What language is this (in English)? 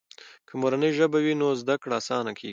Pashto